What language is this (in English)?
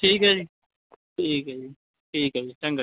Punjabi